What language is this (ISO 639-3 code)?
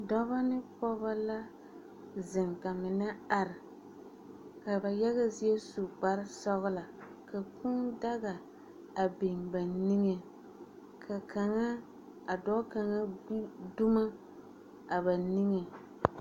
dga